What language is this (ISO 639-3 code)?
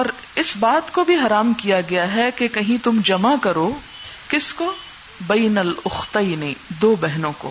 urd